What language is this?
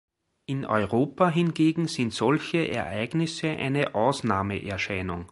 German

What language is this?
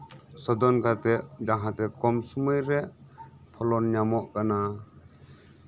Santali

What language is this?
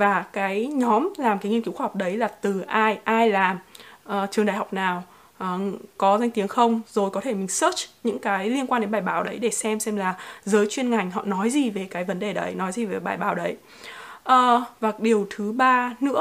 Vietnamese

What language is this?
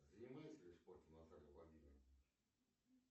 Russian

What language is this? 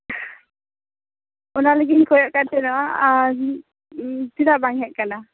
Santali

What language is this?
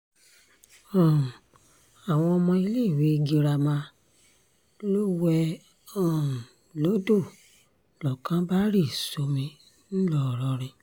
Yoruba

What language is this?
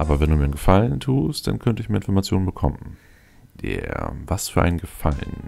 German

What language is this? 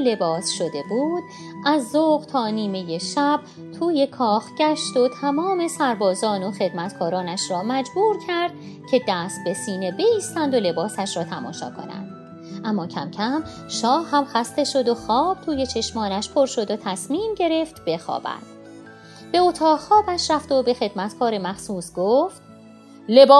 Persian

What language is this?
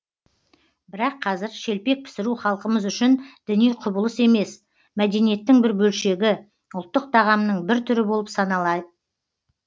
Kazakh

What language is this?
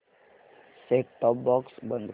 Marathi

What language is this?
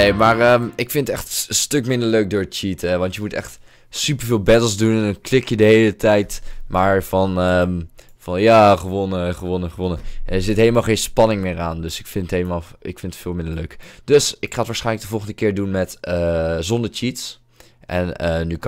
Dutch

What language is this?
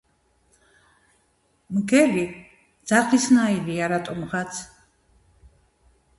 Georgian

